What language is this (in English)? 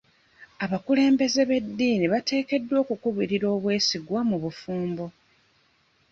Ganda